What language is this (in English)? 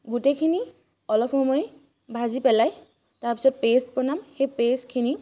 Assamese